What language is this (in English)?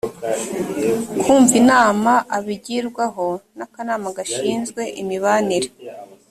Kinyarwanda